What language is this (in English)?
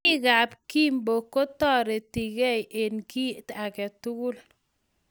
Kalenjin